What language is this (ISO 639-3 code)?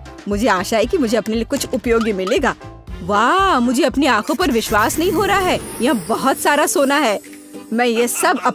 hin